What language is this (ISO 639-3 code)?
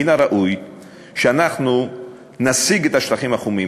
heb